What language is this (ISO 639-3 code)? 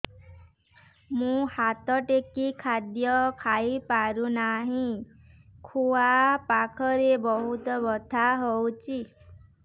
ori